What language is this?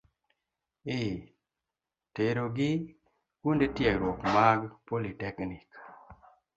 Luo (Kenya and Tanzania)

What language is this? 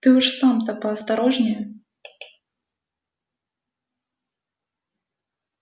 Russian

